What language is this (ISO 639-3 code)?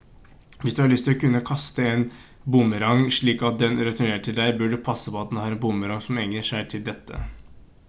nob